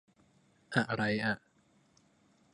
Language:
Thai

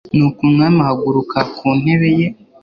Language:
Kinyarwanda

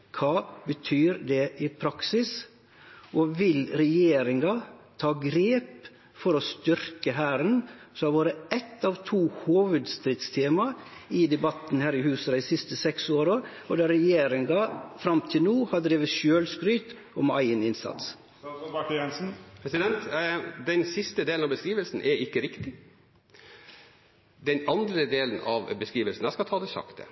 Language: Norwegian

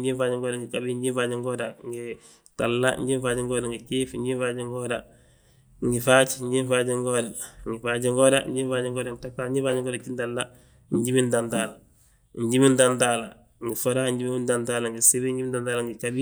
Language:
Balanta-Ganja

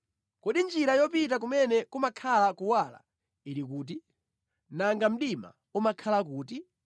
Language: Nyanja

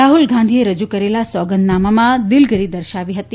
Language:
Gujarati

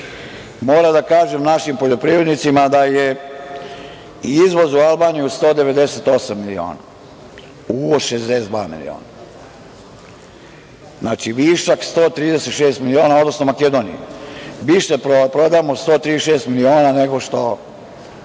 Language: Serbian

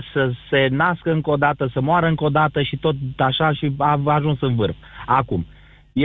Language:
Romanian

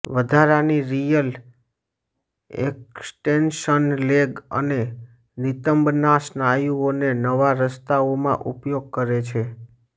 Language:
Gujarati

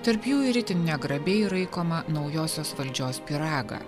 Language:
Lithuanian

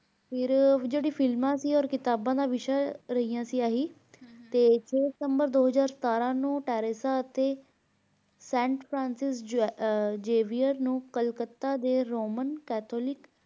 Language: Punjabi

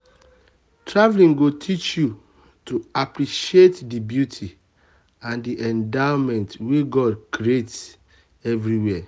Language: Nigerian Pidgin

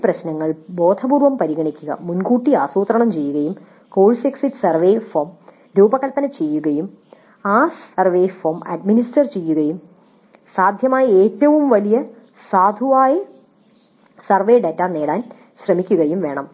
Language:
Malayalam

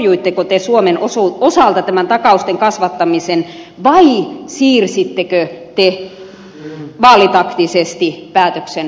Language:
Finnish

